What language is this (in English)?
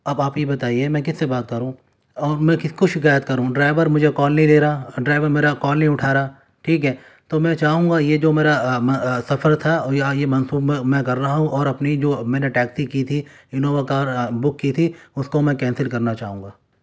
Urdu